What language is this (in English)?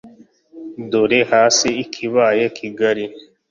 Kinyarwanda